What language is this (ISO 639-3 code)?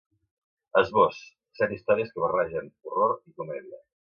cat